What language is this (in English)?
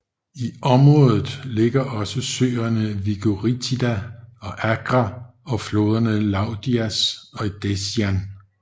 Danish